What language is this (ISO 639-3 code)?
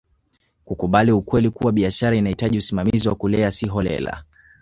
swa